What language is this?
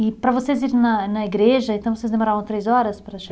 Portuguese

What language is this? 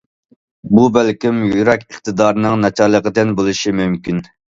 Uyghur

